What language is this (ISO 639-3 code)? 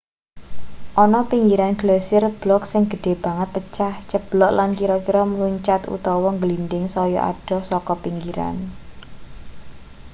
jav